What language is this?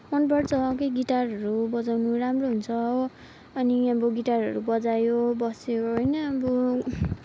Nepali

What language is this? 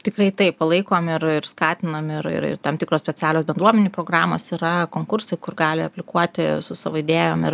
Lithuanian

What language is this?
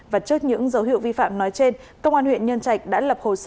Vietnamese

